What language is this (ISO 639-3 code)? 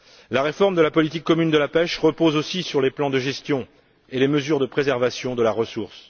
fra